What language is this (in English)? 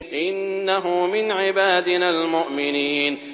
Arabic